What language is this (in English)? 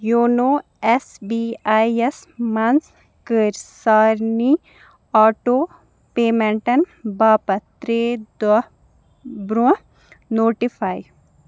Kashmiri